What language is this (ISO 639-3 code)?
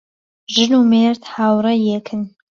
ckb